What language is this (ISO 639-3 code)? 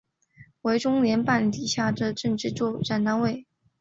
zho